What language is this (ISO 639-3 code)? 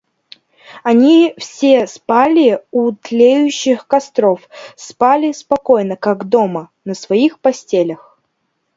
rus